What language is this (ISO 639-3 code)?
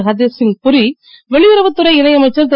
tam